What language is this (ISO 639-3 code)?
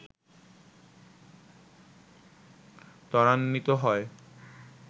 ben